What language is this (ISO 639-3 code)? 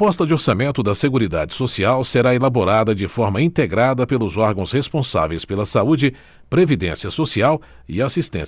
por